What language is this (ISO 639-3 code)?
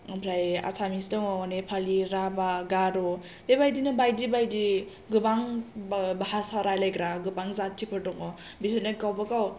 brx